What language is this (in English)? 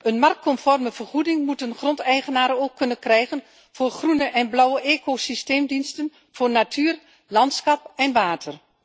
Dutch